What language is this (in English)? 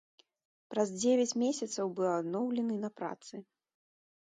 Belarusian